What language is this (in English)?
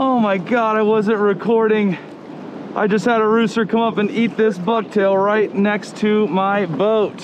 English